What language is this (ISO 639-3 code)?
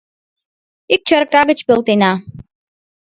chm